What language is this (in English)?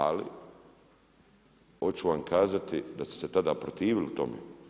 Croatian